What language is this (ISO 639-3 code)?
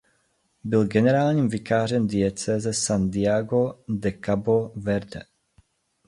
ces